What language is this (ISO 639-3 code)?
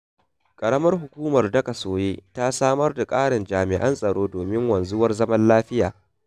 hau